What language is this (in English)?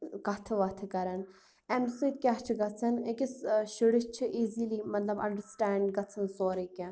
Kashmiri